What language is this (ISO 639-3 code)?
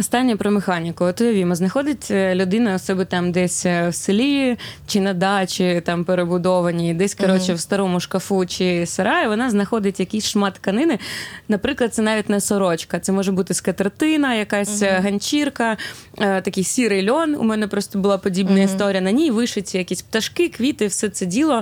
ukr